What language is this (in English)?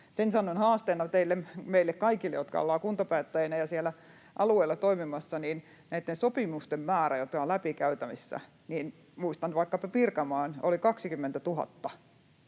Finnish